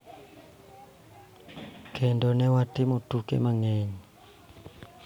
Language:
Luo (Kenya and Tanzania)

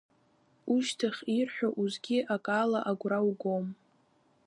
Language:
Abkhazian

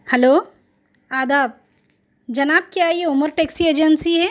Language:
Urdu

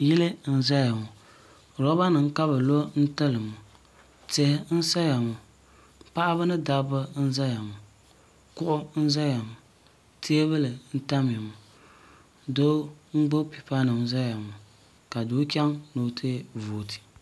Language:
Dagbani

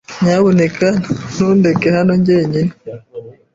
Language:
Kinyarwanda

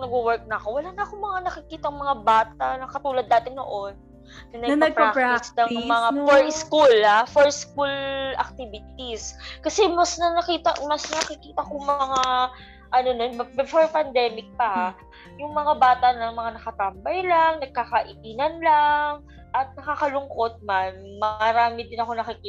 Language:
Filipino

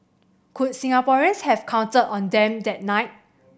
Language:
English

